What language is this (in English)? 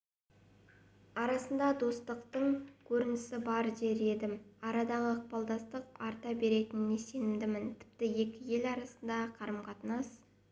Kazakh